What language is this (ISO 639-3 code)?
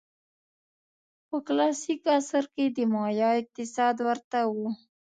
pus